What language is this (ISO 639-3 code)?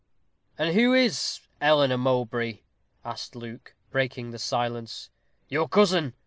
eng